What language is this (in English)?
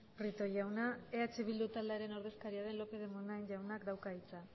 Basque